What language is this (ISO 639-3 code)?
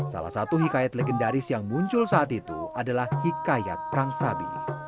ind